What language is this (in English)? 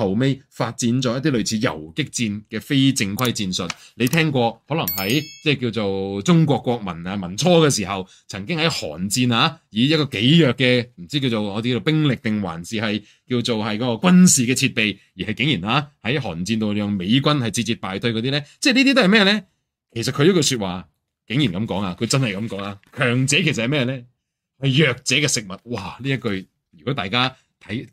Chinese